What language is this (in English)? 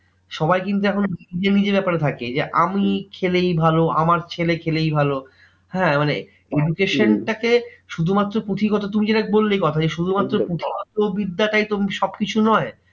Bangla